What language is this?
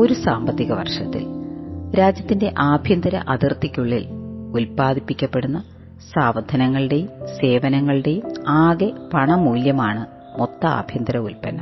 Malayalam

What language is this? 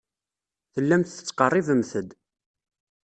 Kabyle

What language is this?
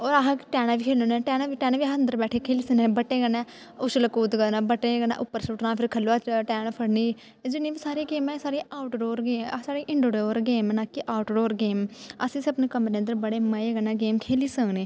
Dogri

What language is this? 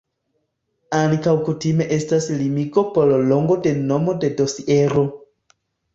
Esperanto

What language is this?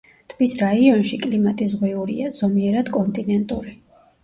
Georgian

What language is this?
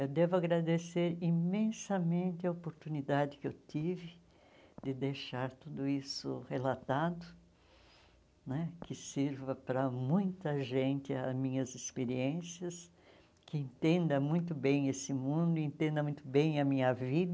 Portuguese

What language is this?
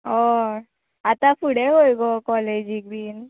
Konkani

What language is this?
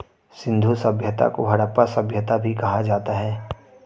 Hindi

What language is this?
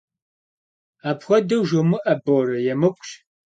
Kabardian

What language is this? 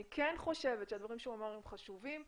Hebrew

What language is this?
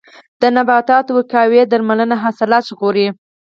Pashto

